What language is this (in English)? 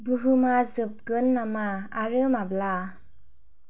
Bodo